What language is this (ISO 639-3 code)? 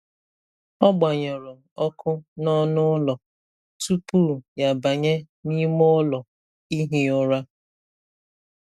ibo